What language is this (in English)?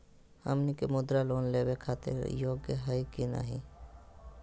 Magahi